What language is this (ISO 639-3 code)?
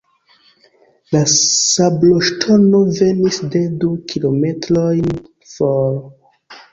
epo